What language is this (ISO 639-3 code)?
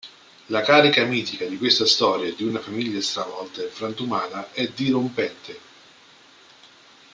ita